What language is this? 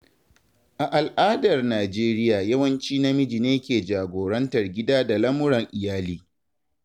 Hausa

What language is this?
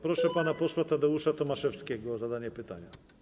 Polish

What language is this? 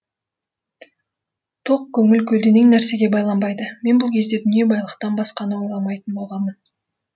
Kazakh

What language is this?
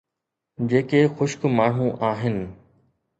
Sindhi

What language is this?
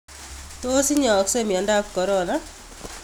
Kalenjin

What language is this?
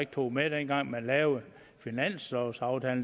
Danish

